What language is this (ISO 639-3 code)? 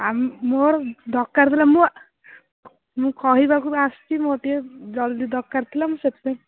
ori